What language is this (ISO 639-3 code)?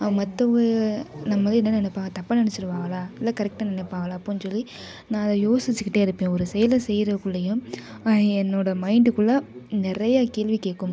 tam